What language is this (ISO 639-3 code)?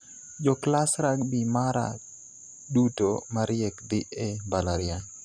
luo